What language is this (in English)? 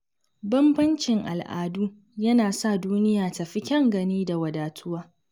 Hausa